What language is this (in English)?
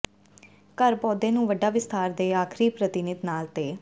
Punjabi